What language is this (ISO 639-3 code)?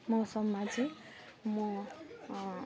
nep